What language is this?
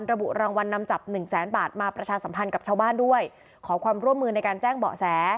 Thai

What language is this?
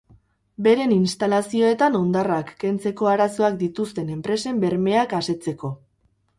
Basque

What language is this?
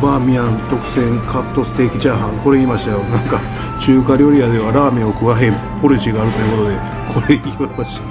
Japanese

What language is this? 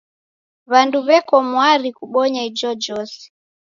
Taita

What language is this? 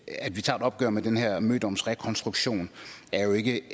Danish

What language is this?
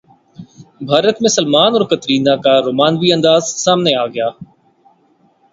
Urdu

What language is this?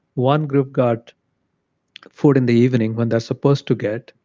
English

